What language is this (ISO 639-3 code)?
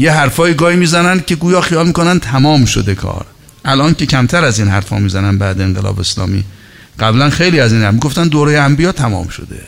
fas